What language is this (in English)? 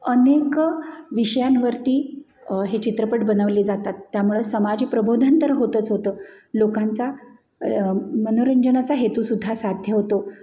Marathi